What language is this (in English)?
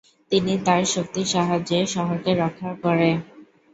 Bangla